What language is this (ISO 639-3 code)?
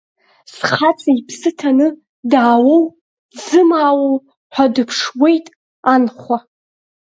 abk